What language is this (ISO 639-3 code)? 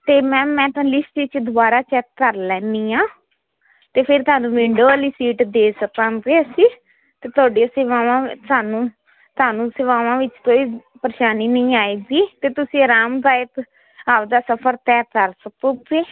pan